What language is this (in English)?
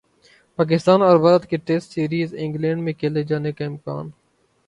Urdu